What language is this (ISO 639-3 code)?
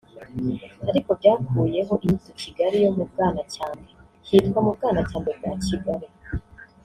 kin